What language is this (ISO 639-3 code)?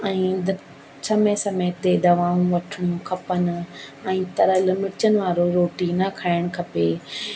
snd